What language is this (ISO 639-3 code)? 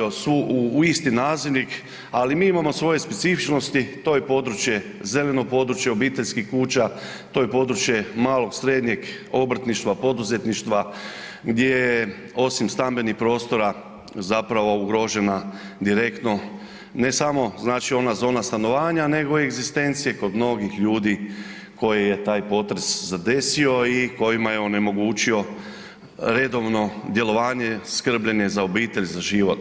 hrv